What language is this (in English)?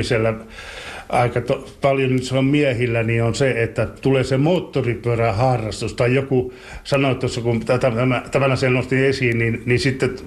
Finnish